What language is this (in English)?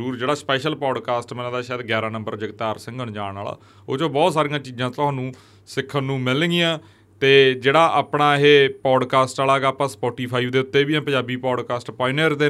Punjabi